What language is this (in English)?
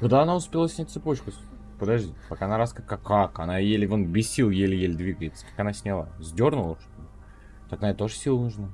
Russian